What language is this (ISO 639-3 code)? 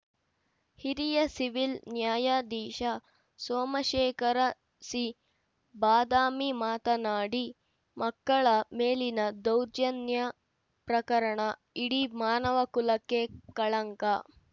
kan